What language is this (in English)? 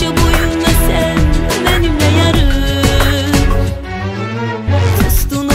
Turkish